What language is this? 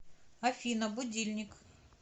Russian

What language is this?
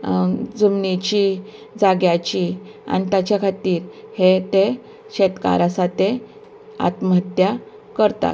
Konkani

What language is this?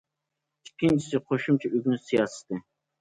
Uyghur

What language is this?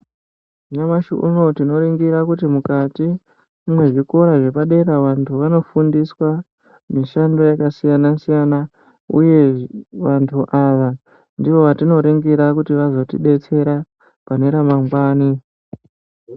Ndau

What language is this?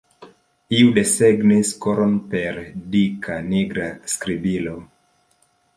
Esperanto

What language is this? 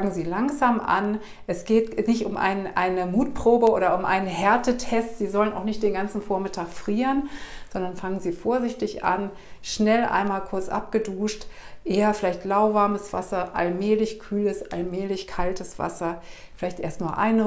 German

